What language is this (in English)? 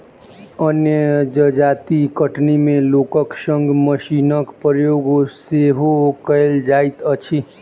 Maithili